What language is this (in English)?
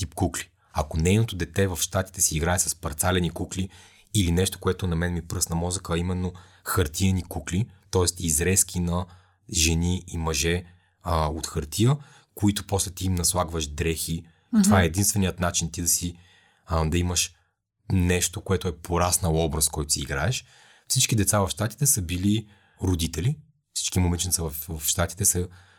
Bulgarian